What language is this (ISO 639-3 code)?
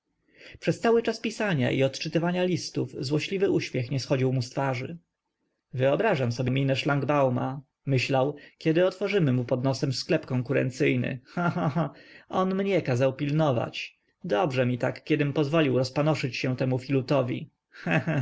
pol